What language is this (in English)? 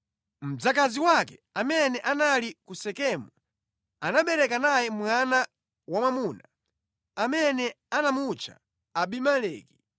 Nyanja